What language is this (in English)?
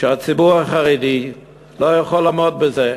Hebrew